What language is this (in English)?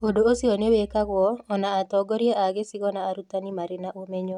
Kikuyu